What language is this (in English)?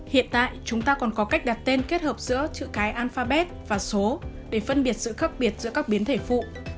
Vietnamese